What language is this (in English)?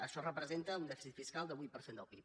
Catalan